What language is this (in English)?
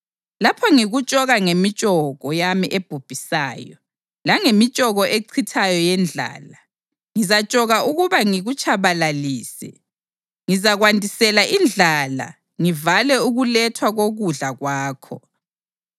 North Ndebele